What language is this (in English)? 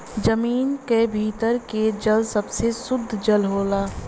Bhojpuri